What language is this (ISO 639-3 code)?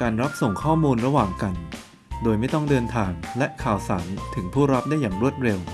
tha